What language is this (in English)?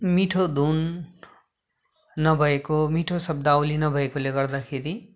Nepali